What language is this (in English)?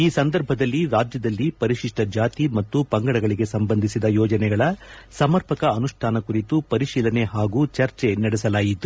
Kannada